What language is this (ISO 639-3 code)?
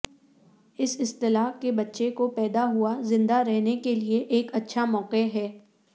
urd